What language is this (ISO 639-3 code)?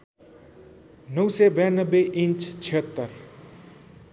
nep